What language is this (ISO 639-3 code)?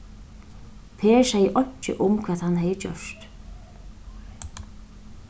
fao